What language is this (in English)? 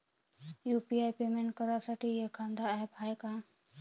Marathi